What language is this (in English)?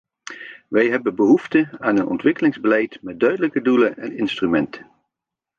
Dutch